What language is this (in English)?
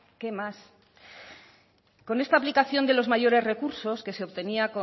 Spanish